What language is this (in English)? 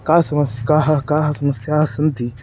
Sanskrit